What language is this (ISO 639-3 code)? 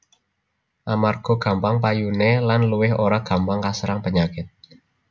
jav